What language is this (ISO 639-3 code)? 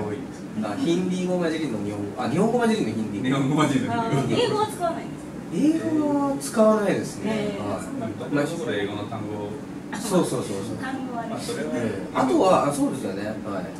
jpn